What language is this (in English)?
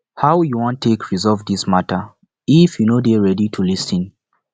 Nigerian Pidgin